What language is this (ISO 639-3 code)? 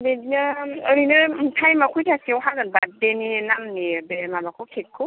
brx